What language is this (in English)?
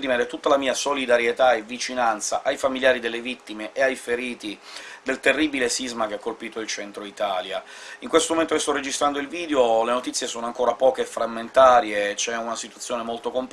Italian